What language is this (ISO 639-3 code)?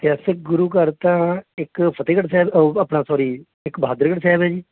pan